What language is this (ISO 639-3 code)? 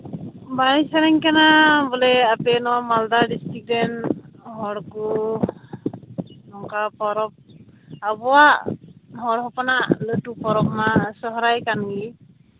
sat